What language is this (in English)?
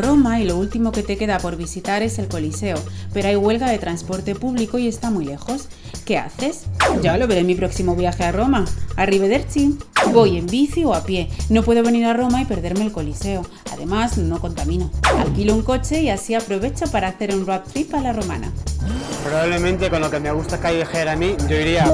Spanish